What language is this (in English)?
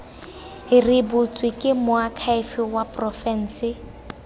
Tswana